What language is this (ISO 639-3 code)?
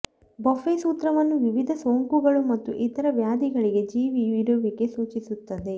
kan